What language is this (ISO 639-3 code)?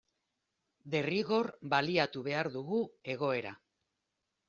eus